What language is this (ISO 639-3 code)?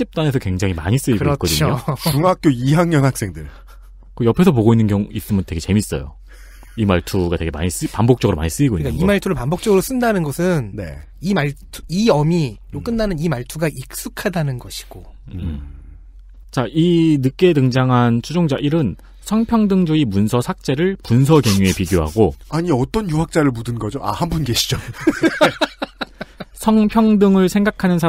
kor